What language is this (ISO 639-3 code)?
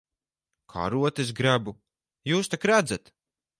lav